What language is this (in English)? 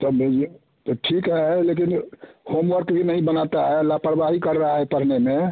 Hindi